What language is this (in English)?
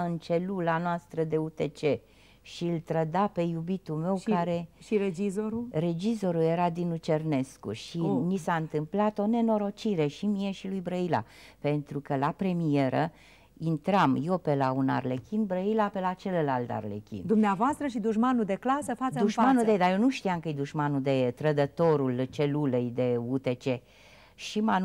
Romanian